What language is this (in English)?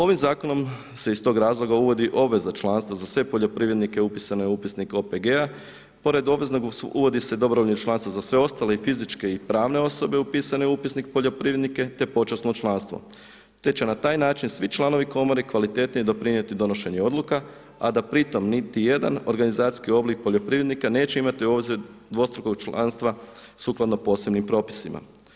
Croatian